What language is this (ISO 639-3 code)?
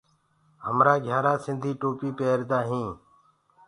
ggg